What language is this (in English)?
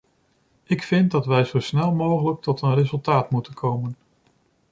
Dutch